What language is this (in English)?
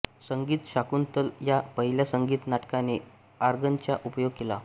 Marathi